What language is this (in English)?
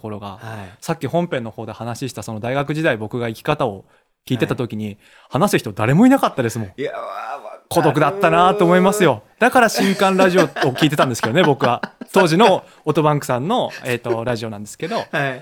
Japanese